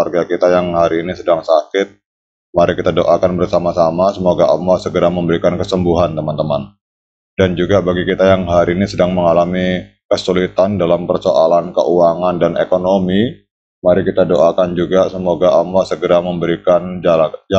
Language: Indonesian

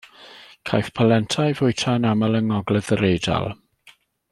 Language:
Welsh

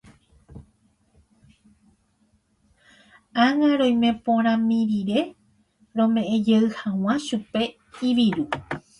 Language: Guarani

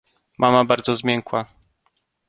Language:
Polish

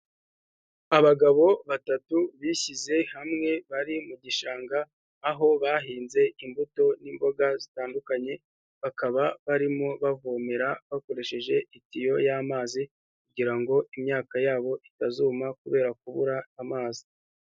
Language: Kinyarwanda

